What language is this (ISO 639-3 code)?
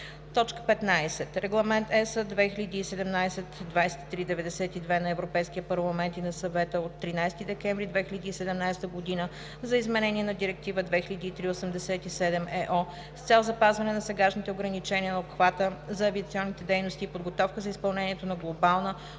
bul